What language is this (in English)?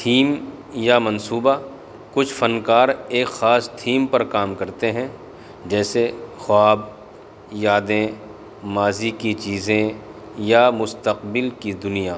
Urdu